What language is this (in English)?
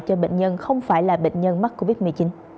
Vietnamese